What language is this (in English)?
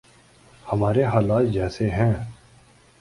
Urdu